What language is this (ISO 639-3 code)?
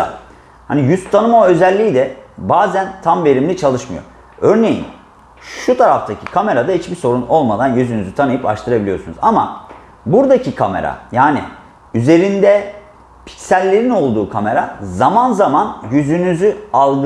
tur